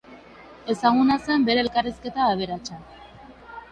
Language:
Basque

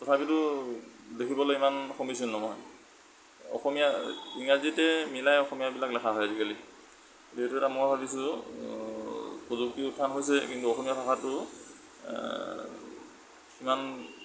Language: Assamese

